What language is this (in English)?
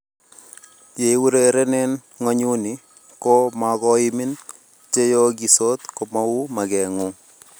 Kalenjin